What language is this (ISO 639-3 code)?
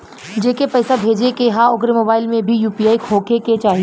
bho